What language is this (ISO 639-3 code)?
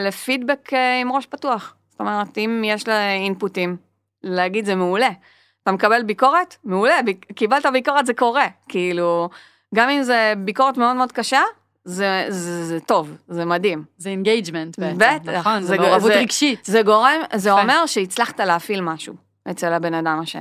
heb